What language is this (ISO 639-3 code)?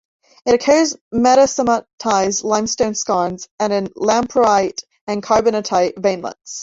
eng